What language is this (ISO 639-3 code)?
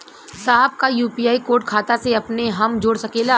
bho